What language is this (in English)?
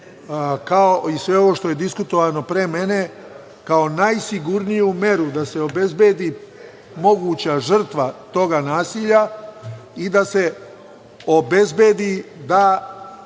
Serbian